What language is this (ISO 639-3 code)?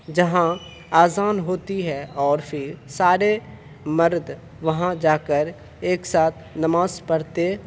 urd